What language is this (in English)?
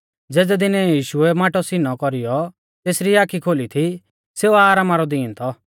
Mahasu Pahari